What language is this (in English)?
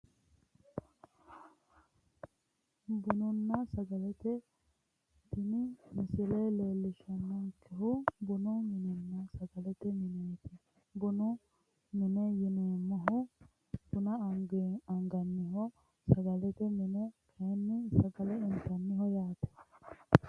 Sidamo